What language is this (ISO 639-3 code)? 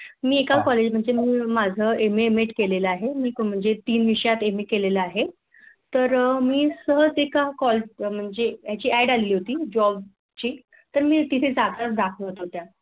mar